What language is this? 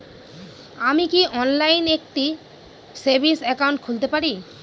Bangla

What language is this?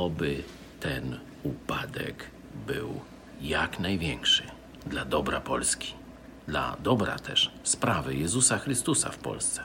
Polish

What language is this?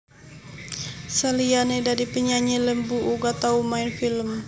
Javanese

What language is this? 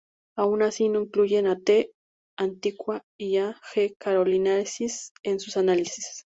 Spanish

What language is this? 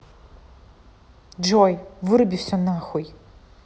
Russian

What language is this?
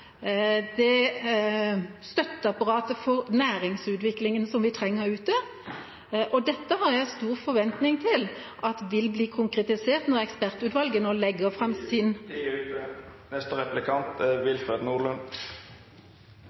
Norwegian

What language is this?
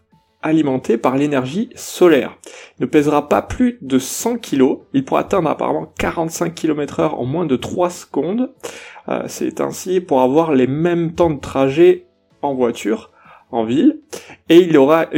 French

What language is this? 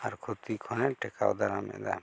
Santali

